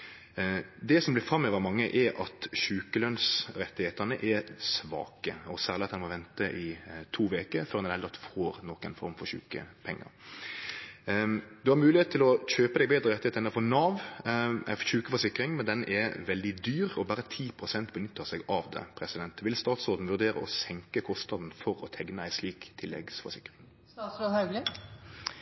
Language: Norwegian Nynorsk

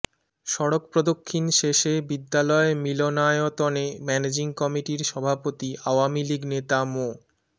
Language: Bangla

